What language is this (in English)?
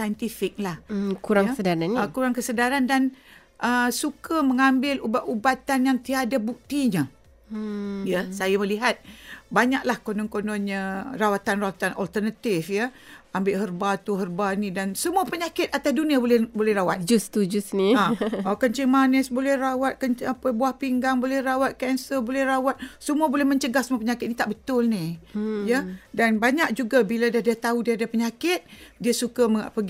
Malay